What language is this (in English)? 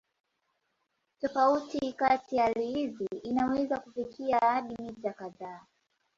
Swahili